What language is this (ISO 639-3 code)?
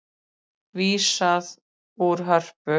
isl